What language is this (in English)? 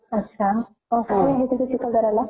Marathi